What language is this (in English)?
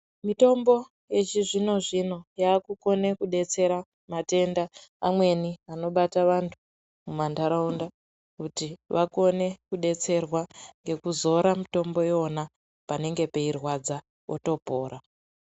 Ndau